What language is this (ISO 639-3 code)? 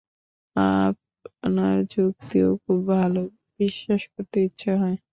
ben